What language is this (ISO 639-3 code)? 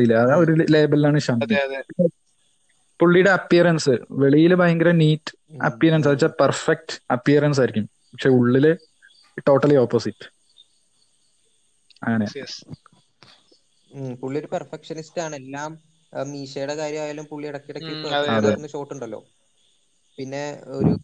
mal